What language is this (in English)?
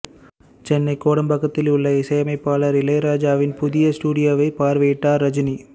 Tamil